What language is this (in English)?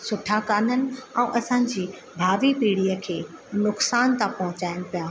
Sindhi